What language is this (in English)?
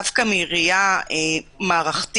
Hebrew